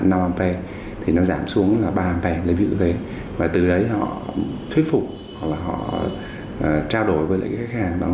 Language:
Vietnamese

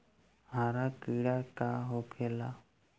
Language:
Bhojpuri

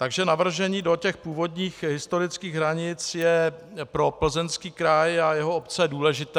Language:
Czech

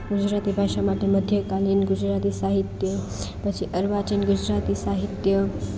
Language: Gujarati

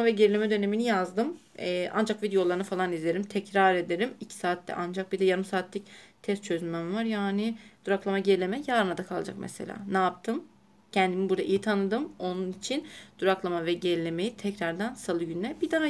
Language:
Turkish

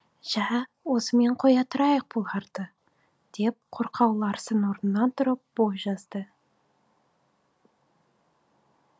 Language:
Kazakh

